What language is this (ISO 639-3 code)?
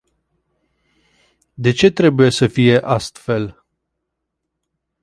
ron